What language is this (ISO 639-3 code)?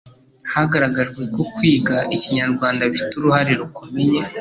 kin